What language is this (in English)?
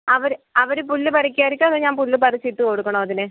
Malayalam